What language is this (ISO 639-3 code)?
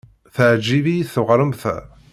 kab